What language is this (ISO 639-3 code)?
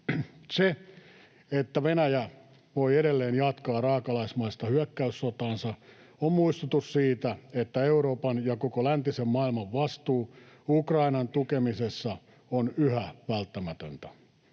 fin